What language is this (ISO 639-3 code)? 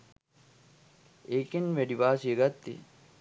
sin